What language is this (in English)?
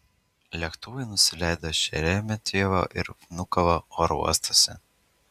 Lithuanian